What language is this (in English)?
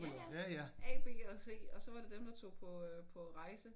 Danish